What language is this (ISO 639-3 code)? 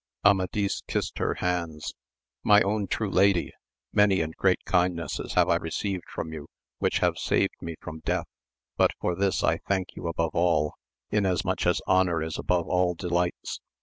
eng